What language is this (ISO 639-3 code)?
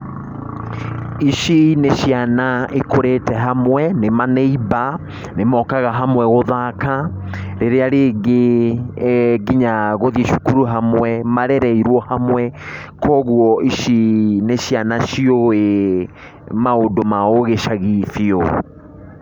kik